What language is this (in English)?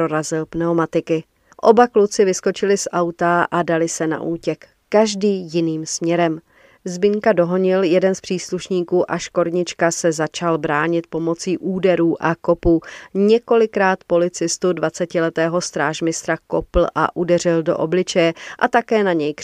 Czech